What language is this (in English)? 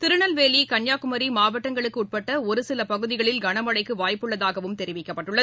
Tamil